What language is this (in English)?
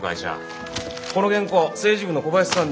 Japanese